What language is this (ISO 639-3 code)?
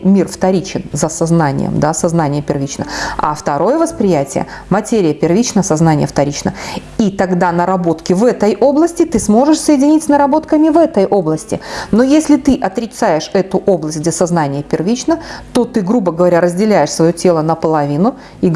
rus